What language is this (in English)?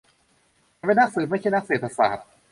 Thai